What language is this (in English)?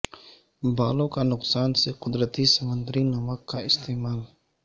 Urdu